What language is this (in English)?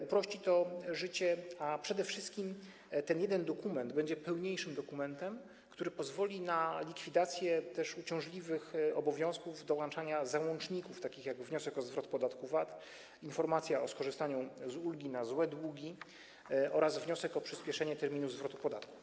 Polish